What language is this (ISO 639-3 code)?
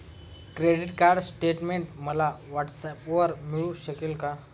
mar